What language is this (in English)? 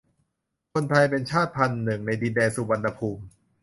Thai